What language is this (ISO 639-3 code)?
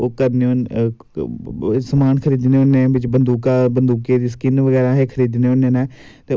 doi